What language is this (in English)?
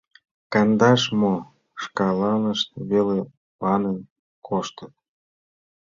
Mari